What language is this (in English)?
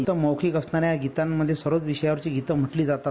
Marathi